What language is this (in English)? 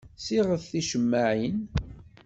Kabyle